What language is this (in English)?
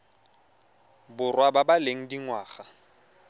Tswana